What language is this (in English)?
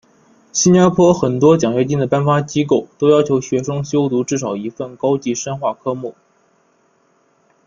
Chinese